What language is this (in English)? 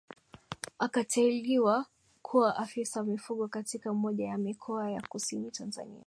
Swahili